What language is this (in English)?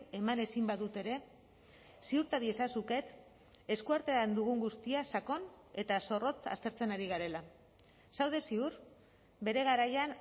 Basque